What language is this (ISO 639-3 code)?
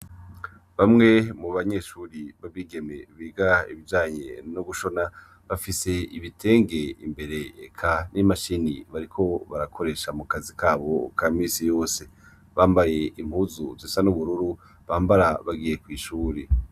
run